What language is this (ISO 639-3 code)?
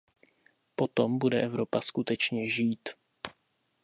ces